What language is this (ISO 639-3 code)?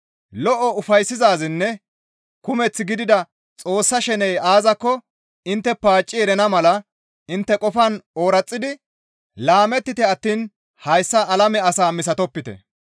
gmv